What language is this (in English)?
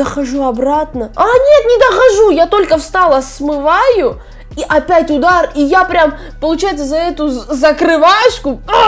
Russian